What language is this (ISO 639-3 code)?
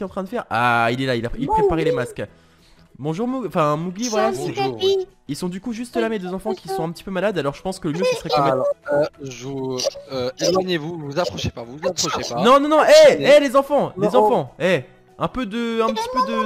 fra